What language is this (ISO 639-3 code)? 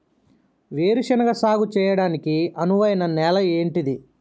tel